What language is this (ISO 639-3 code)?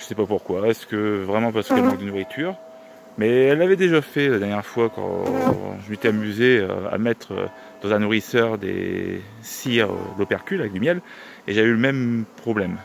fra